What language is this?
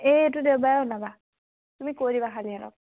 Assamese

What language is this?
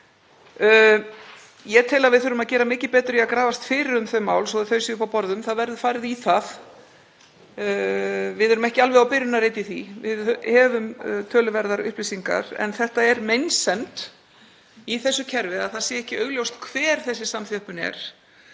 Icelandic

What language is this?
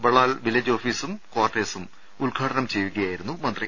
Malayalam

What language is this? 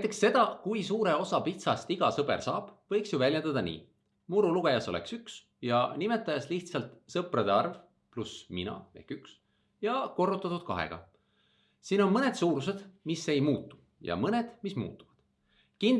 Estonian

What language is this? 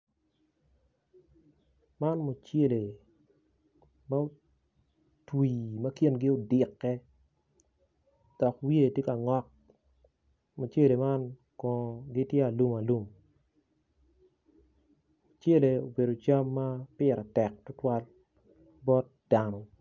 Acoli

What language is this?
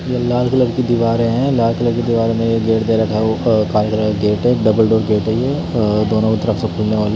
Hindi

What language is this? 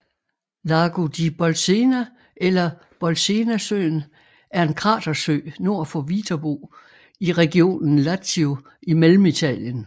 Danish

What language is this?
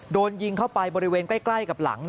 Thai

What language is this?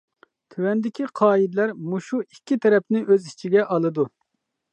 Uyghur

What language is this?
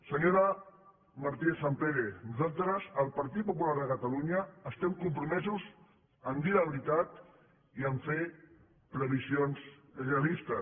Catalan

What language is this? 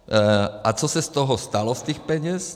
Czech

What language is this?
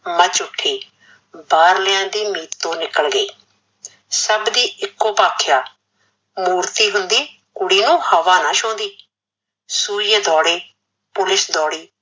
Punjabi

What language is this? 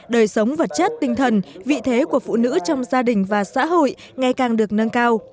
Vietnamese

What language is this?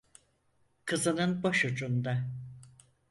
Turkish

